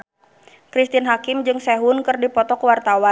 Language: Sundanese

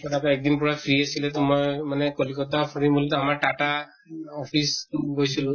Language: Assamese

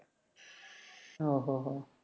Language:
Malayalam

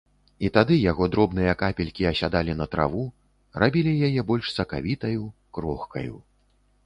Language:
Belarusian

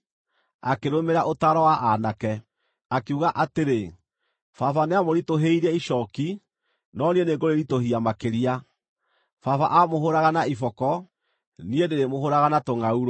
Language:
Kikuyu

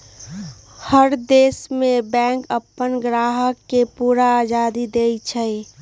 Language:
Magahi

